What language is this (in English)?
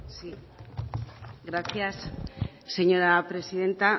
Spanish